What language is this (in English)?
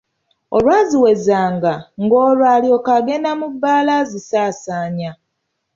Ganda